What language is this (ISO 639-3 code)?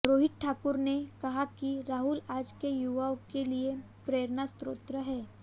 hin